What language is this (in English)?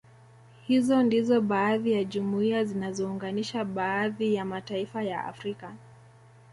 Swahili